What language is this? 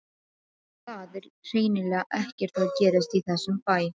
Icelandic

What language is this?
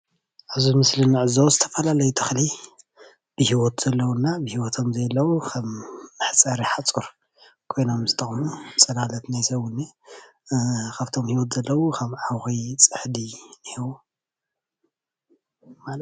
Tigrinya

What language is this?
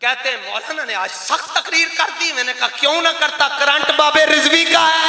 Hindi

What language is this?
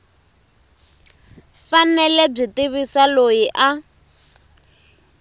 Tsonga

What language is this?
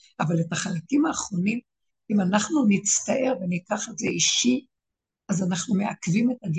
Hebrew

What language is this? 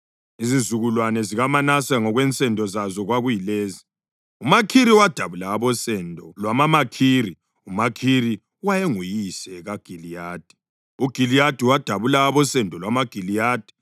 North Ndebele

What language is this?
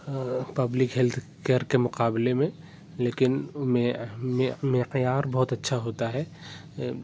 Urdu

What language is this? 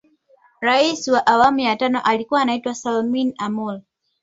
Swahili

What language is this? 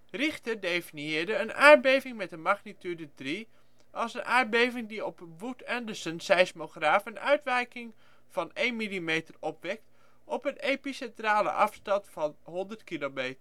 Dutch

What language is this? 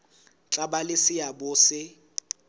Southern Sotho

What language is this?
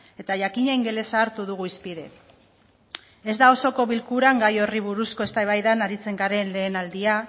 Basque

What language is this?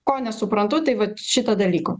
Lithuanian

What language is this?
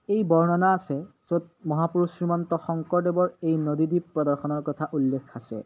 Assamese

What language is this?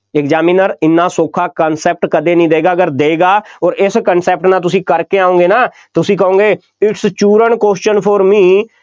Punjabi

